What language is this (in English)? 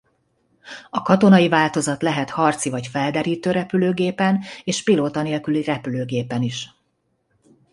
Hungarian